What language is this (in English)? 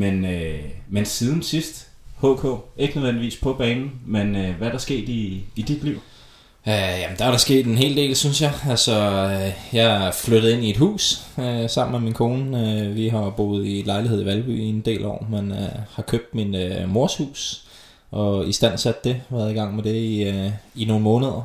Danish